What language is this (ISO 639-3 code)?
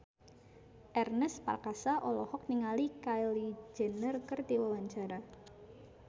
sun